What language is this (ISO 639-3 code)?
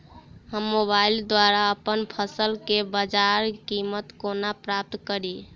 mai